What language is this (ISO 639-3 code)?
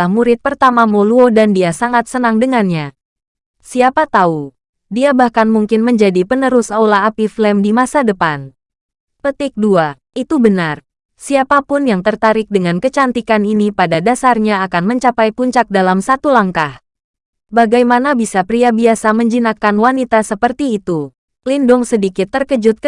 ind